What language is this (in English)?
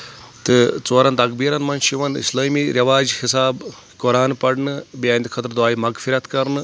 Kashmiri